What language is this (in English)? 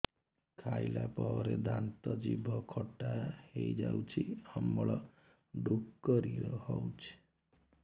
Odia